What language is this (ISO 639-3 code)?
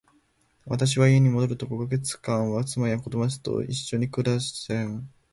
jpn